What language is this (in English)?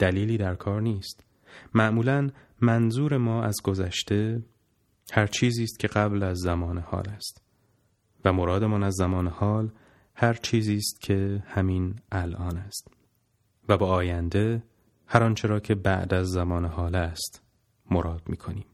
Persian